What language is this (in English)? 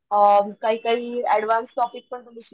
Marathi